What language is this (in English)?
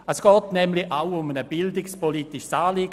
Swiss German